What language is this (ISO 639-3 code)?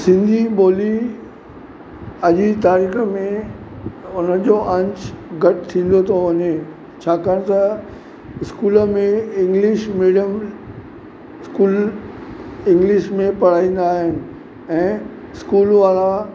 snd